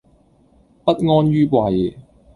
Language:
Cantonese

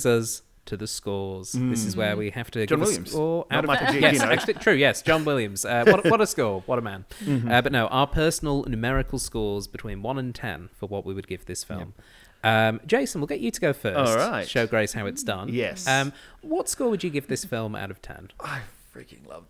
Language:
English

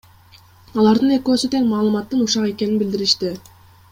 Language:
Kyrgyz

